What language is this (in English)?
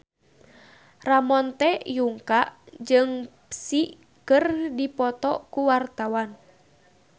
Sundanese